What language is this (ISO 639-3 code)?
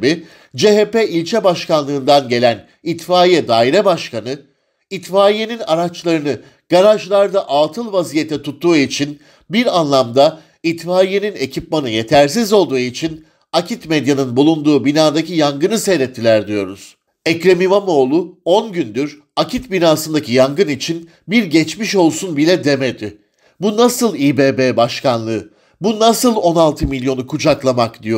tur